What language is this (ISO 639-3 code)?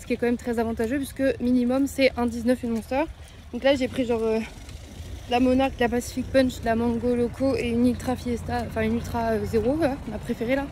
fra